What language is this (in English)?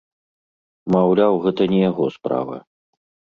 Belarusian